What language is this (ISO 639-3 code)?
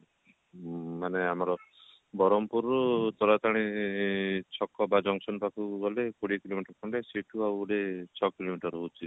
ori